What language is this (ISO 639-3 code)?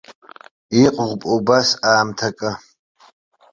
abk